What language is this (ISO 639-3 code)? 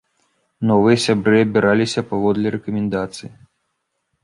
bel